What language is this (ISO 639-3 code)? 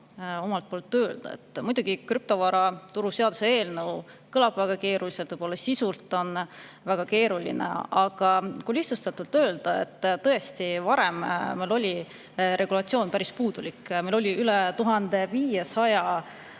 est